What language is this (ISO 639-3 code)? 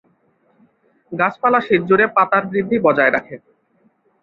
ben